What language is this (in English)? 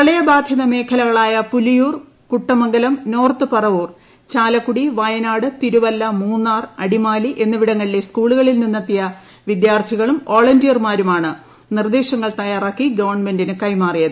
Malayalam